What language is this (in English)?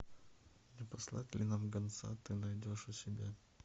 Russian